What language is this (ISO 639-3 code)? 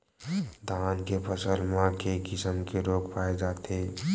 hne